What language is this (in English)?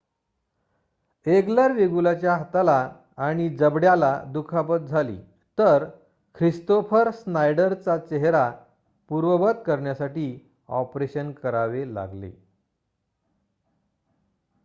Marathi